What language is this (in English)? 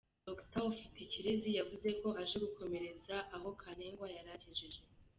Kinyarwanda